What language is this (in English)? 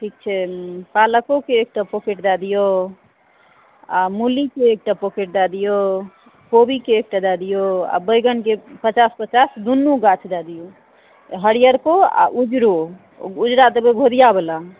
Maithili